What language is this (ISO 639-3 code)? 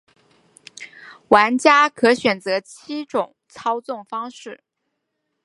zho